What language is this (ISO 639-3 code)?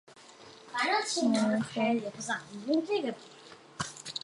zho